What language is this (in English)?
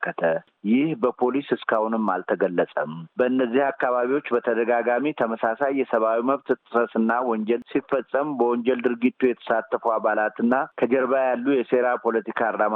Amharic